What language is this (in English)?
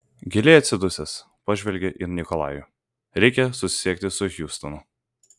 Lithuanian